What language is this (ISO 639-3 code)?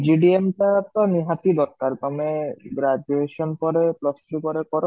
ori